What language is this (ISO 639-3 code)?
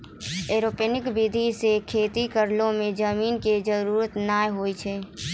mai